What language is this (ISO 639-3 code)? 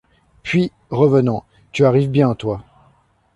fra